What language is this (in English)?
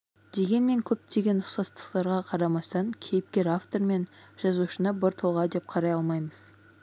Kazakh